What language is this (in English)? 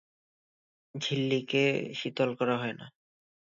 Bangla